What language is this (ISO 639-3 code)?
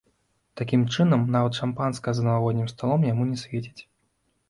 bel